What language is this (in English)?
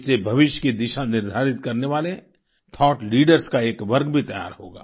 Hindi